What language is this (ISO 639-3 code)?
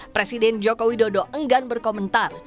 ind